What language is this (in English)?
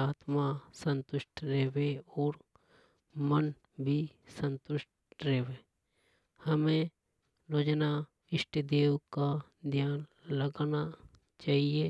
Hadothi